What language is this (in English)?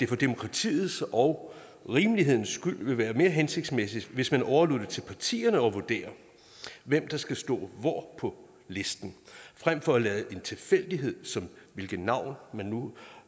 Danish